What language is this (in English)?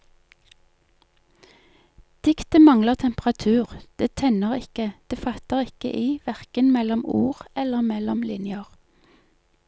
Norwegian